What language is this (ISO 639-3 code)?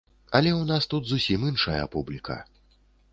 bel